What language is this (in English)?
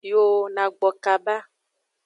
Aja (Benin)